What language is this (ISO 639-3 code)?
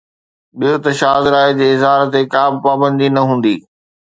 snd